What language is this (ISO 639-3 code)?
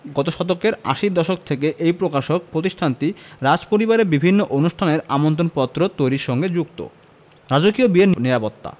ben